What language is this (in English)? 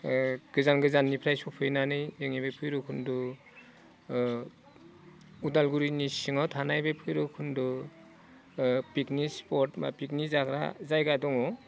Bodo